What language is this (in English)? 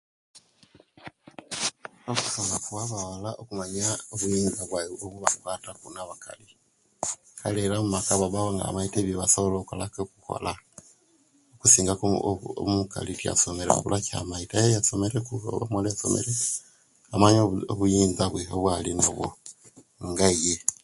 Kenyi